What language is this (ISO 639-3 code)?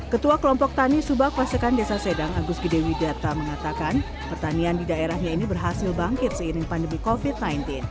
ind